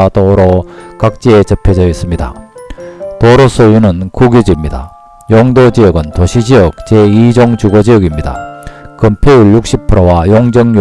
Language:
Korean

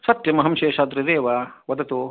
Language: Sanskrit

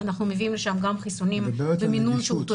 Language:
Hebrew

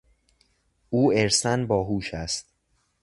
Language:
Persian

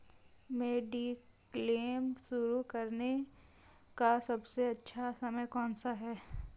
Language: Hindi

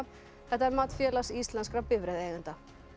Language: Icelandic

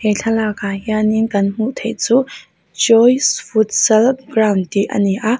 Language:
Mizo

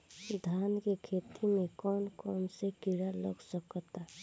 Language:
Bhojpuri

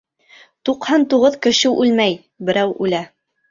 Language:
Bashkir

